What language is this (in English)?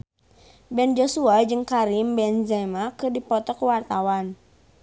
Sundanese